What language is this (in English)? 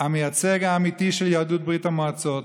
Hebrew